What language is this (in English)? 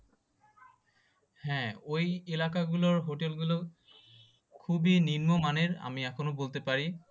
Bangla